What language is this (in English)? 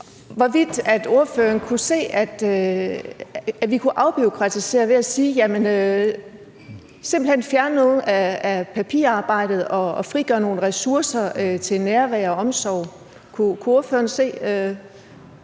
Danish